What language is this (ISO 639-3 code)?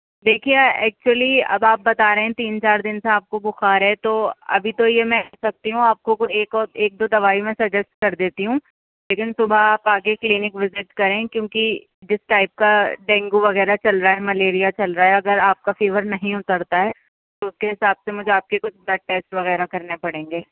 urd